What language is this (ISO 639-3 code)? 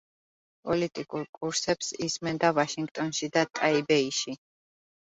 kat